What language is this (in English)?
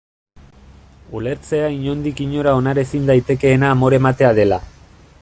Basque